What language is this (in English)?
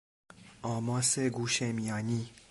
Persian